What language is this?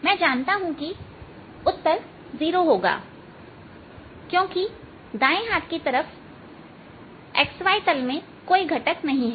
Hindi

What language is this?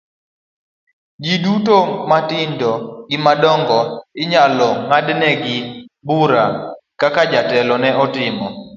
Luo (Kenya and Tanzania)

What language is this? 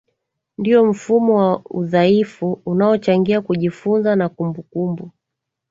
Swahili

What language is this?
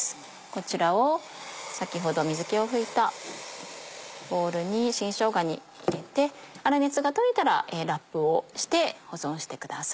Japanese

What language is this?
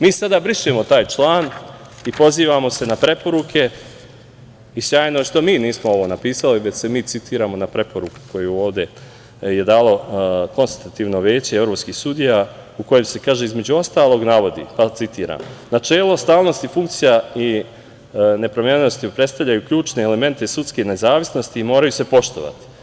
Serbian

